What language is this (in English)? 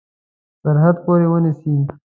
Pashto